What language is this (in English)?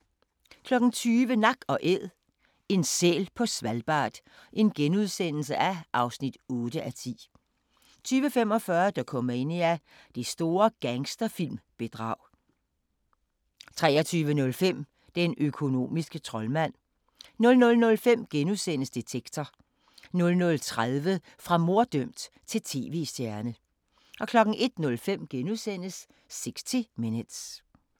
Danish